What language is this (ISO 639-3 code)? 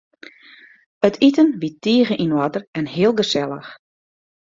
fry